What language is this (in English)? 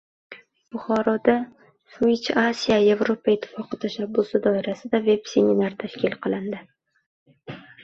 Uzbek